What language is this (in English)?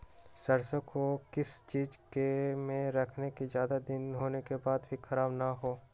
Magahi